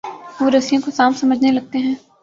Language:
Urdu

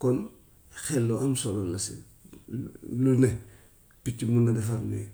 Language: Gambian Wolof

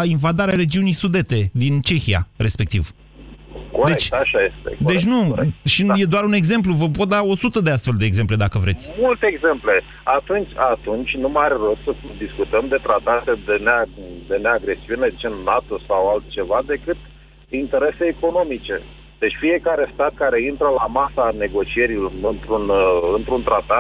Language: Romanian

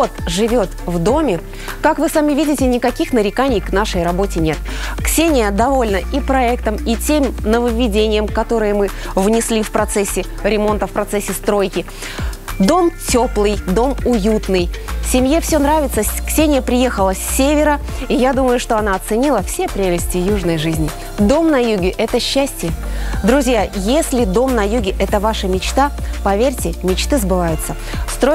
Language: Russian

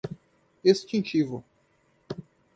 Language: Portuguese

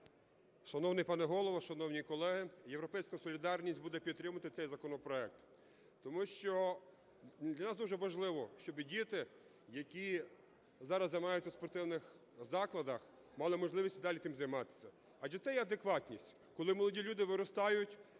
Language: Ukrainian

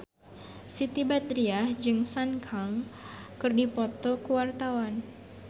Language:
Sundanese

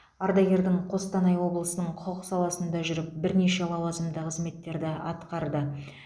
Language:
Kazakh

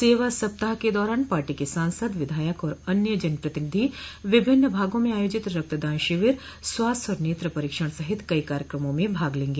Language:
Hindi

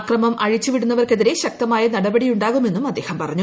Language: Malayalam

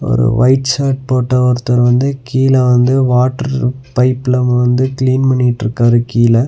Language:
Tamil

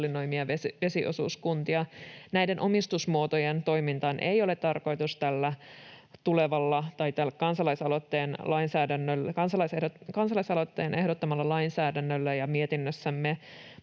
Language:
Finnish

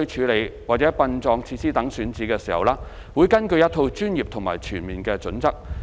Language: Cantonese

